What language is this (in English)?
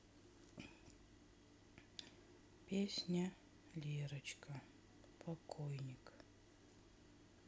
Russian